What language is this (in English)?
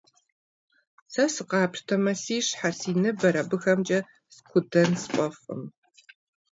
Kabardian